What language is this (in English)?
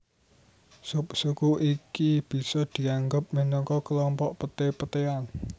Javanese